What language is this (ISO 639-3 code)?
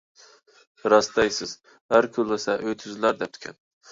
uig